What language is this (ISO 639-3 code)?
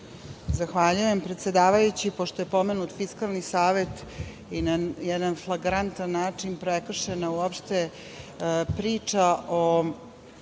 srp